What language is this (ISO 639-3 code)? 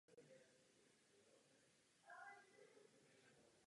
ces